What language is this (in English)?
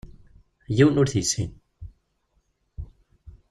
Kabyle